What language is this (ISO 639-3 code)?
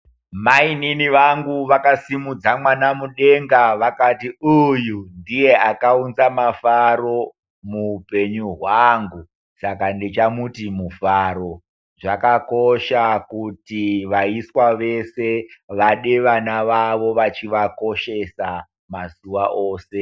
ndc